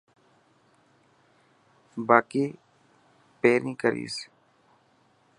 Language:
Dhatki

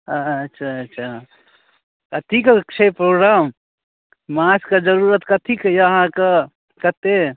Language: Maithili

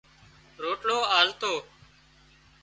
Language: Wadiyara Koli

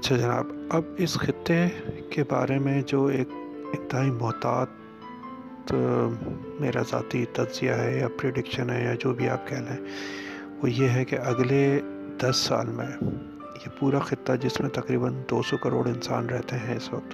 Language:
Urdu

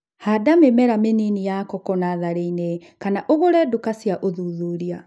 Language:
Kikuyu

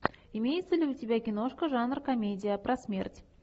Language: Russian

